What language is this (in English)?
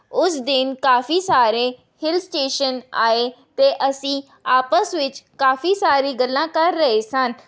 Punjabi